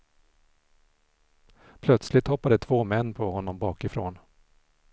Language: Swedish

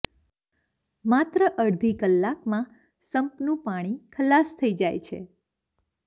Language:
Gujarati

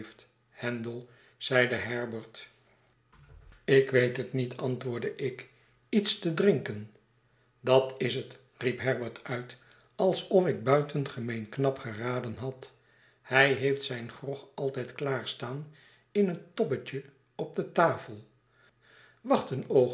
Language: Dutch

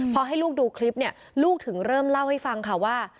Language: Thai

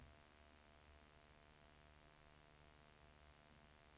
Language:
Swedish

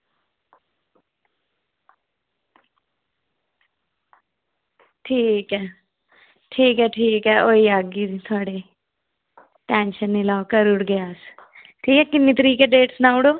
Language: Dogri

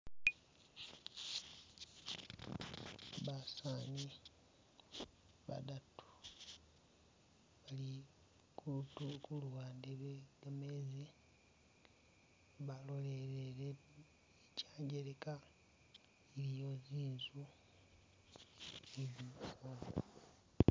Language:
Masaaba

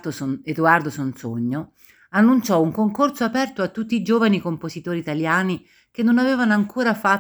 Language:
Italian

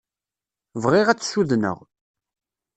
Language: Kabyle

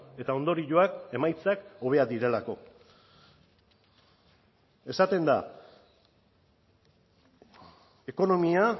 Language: Basque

